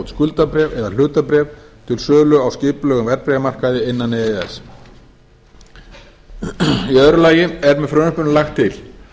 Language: Icelandic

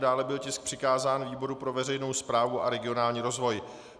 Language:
Czech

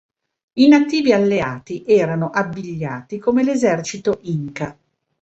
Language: Italian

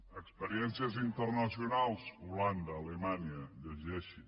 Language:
Catalan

